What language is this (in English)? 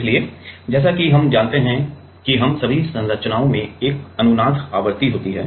Hindi